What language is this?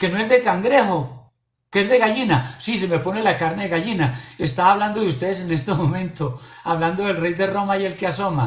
Spanish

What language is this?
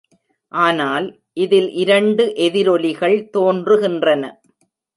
Tamil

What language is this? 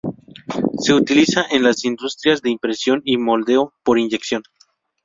Spanish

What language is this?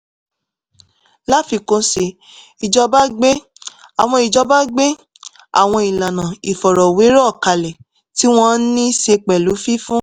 Yoruba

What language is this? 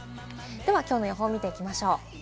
Japanese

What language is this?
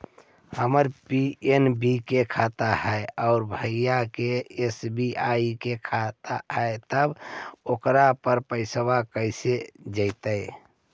Magahi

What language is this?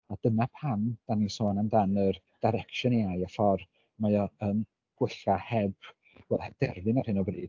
Welsh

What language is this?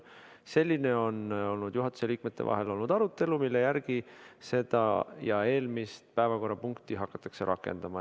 Estonian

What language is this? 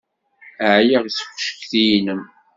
Kabyle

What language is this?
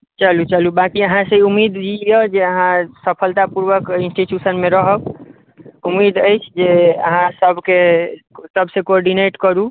Maithili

